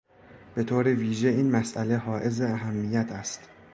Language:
Persian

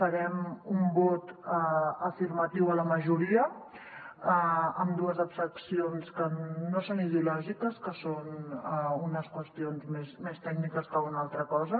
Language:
Catalan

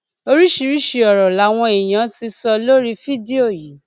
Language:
Yoruba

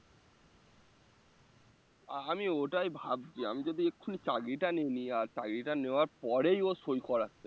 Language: Bangla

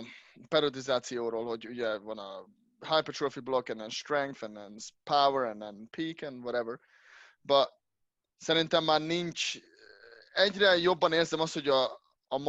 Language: Hungarian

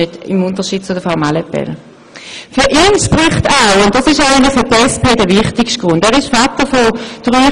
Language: Swiss German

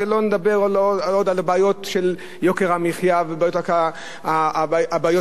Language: Hebrew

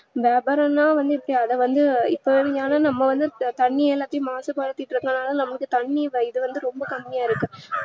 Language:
Tamil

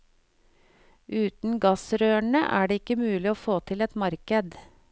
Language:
Norwegian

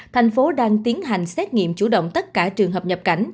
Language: Vietnamese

